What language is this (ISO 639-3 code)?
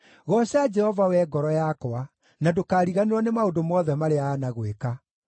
kik